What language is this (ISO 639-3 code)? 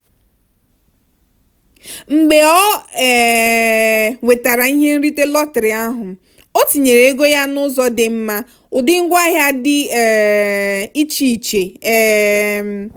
ibo